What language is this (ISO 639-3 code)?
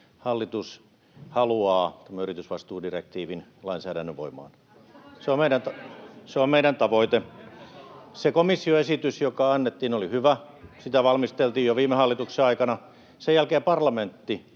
fin